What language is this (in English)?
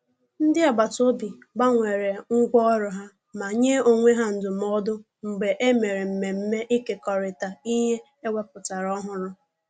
Igbo